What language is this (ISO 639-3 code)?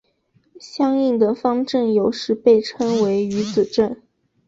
zho